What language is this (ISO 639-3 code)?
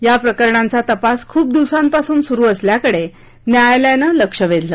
mar